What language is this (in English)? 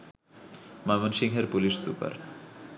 Bangla